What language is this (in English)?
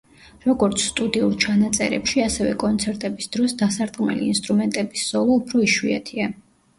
Georgian